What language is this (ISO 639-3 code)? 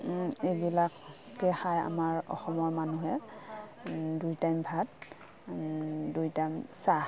asm